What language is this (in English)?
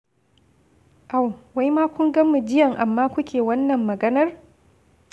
Hausa